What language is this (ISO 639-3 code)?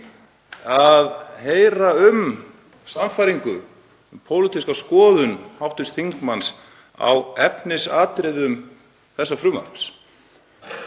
isl